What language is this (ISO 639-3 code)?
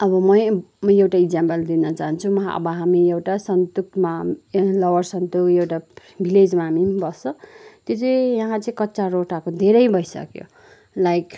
nep